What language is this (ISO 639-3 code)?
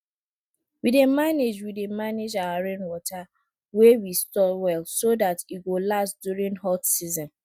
pcm